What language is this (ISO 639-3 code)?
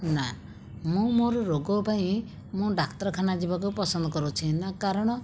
ori